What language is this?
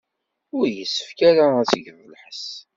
Kabyle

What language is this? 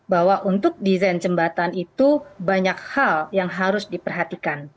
Indonesian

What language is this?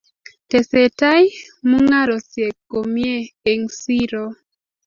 Kalenjin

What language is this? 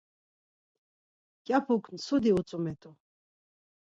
Laz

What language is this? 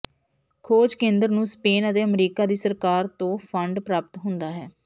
Punjabi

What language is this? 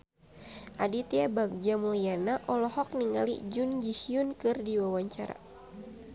Sundanese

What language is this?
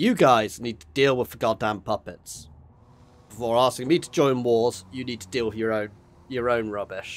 English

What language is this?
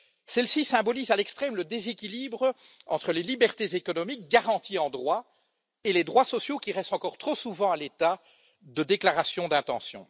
French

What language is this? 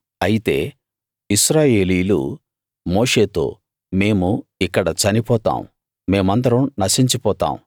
Telugu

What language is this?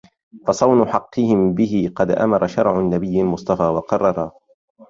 Arabic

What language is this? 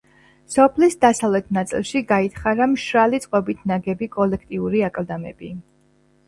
Georgian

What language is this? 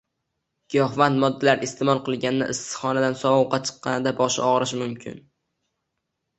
Uzbek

